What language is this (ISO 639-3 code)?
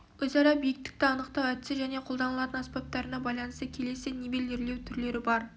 kaz